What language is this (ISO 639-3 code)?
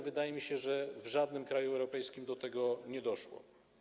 pol